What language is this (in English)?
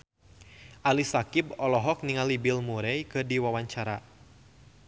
Sundanese